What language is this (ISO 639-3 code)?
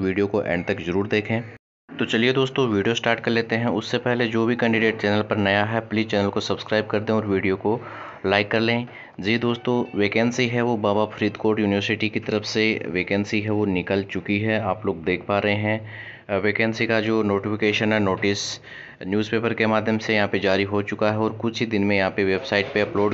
hin